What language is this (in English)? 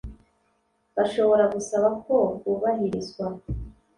Kinyarwanda